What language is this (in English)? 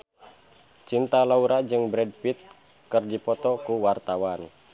Sundanese